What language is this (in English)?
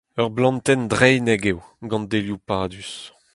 Breton